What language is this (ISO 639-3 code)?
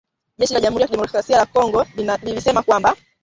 swa